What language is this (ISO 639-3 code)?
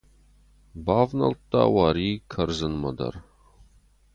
oss